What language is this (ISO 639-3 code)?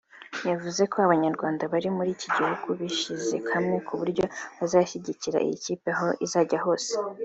kin